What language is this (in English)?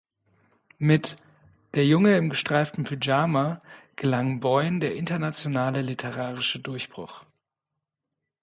German